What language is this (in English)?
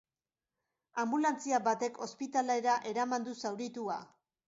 Basque